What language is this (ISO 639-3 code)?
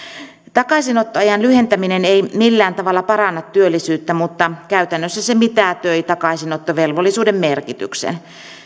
fin